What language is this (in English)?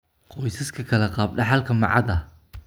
Somali